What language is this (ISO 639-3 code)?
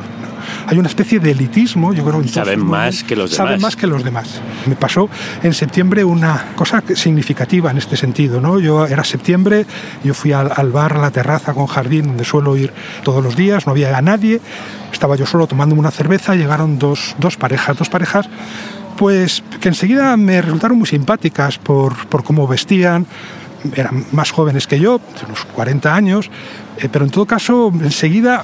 spa